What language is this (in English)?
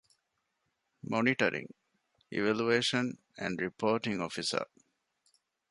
Divehi